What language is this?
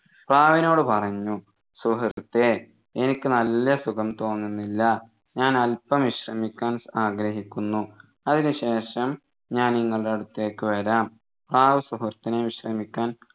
Malayalam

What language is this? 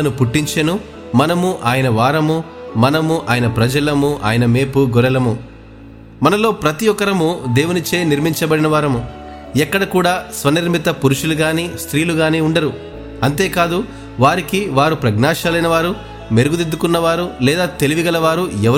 Telugu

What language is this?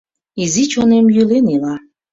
Mari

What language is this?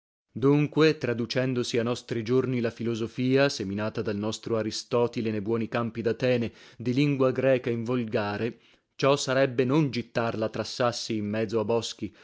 Italian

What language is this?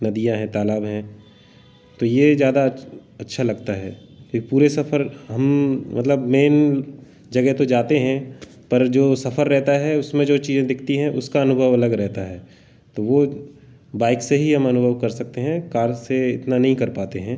Hindi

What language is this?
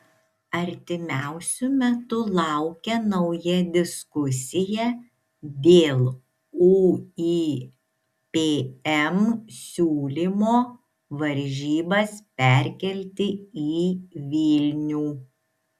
Lithuanian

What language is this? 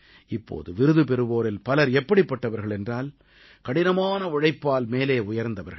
Tamil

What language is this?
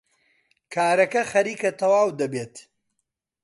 Central Kurdish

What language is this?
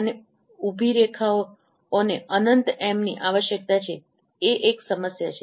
Gujarati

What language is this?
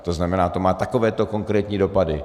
Czech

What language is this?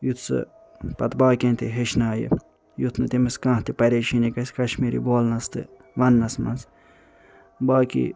Kashmiri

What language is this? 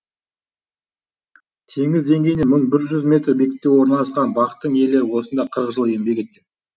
Kazakh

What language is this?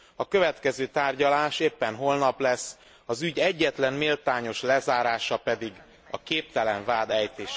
Hungarian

